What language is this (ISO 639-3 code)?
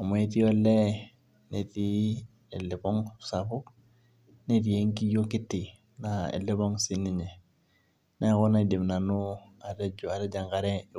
mas